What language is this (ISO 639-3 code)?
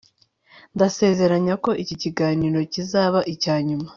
kin